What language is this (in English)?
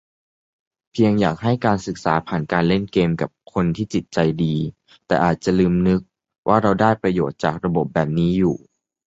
Thai